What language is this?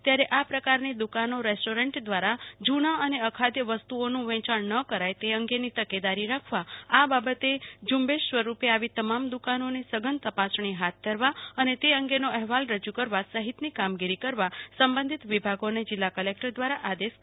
Gujarati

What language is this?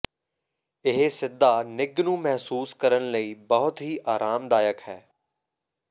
Punjabi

